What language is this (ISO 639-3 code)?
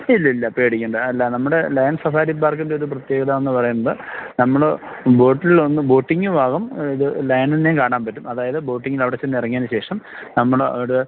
mal